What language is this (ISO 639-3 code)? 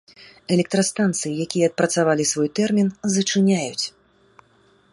bel